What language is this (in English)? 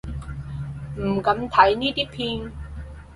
Cantonese